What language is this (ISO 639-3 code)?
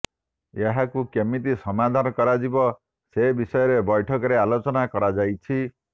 ori